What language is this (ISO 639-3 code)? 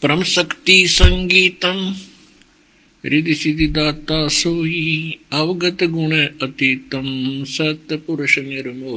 hin